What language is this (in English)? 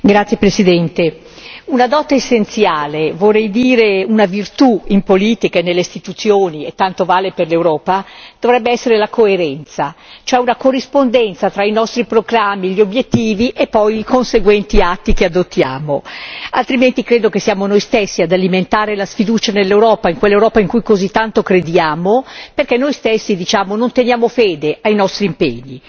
Italian